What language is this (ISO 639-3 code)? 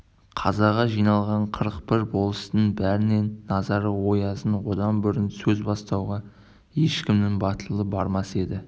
kaz